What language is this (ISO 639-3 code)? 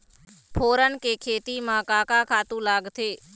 hne